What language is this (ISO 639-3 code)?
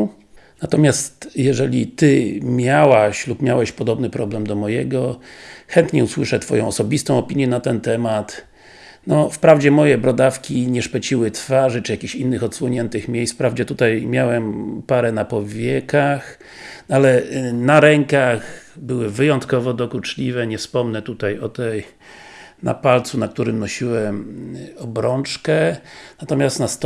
pol